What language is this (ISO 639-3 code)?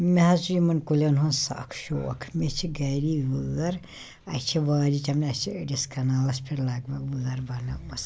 kas